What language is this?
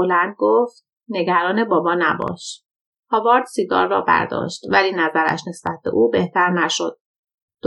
Persian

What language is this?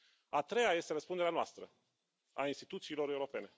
Romanian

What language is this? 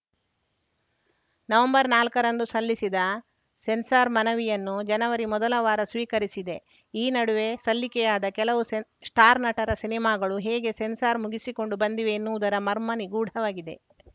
Kannada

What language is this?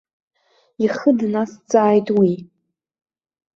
Abkhazian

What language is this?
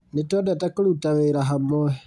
Kikuyu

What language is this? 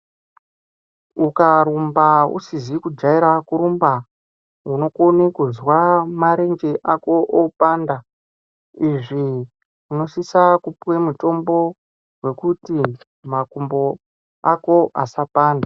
Ndau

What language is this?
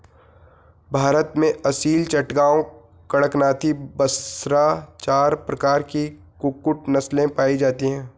Hindi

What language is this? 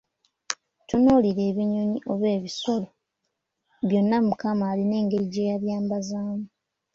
Ganda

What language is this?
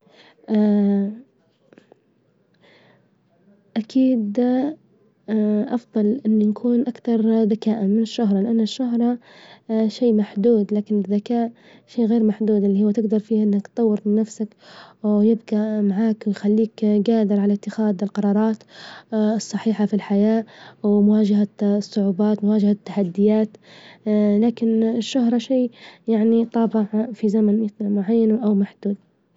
Libyan Arabic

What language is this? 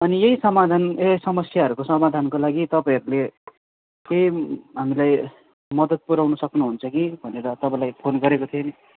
Nepali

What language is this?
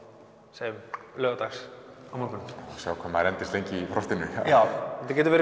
Icelandic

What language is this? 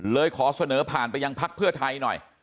Thai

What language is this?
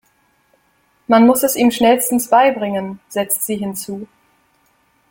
German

